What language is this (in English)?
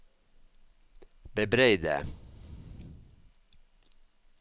Norwegian